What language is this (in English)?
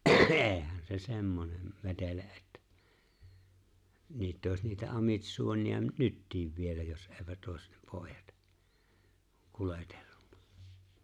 Finnish